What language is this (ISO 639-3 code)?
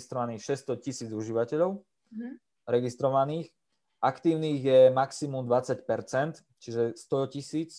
slk